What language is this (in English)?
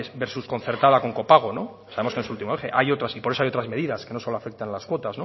Spanish